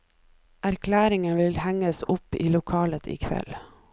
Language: Norwegian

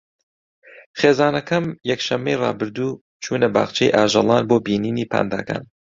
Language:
Central Kurdish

